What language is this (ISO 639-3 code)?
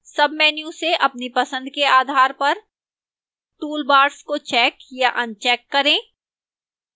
hin